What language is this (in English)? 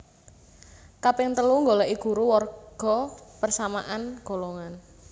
Javanese